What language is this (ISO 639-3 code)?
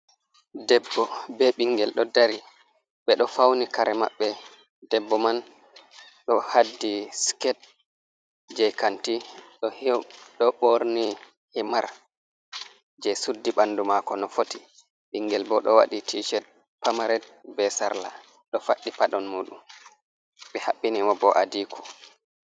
ful